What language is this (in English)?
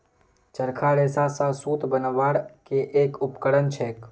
Magahi